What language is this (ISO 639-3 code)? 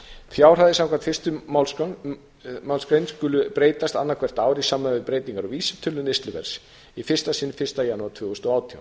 isl